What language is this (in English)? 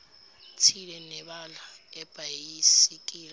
Zulu